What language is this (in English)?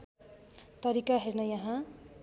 Nepali